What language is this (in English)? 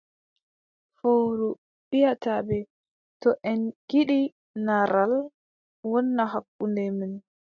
Adamawa Fulfulde